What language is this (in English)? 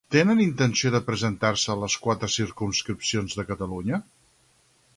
Catalan